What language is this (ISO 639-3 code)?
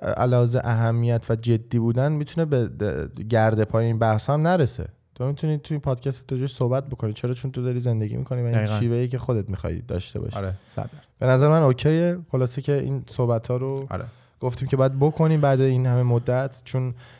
fas